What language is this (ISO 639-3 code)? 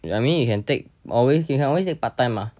eng